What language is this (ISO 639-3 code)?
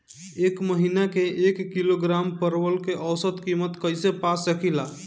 bho